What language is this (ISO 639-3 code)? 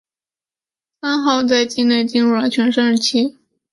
zho